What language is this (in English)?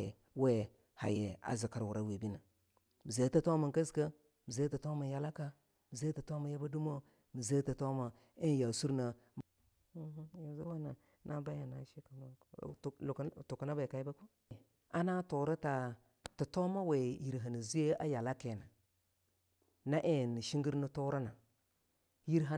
Longuda